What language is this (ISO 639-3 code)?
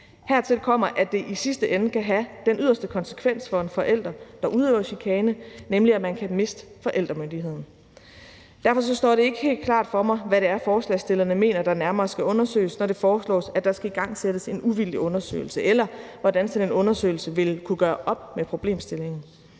dan